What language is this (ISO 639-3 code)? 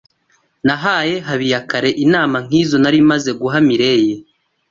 kin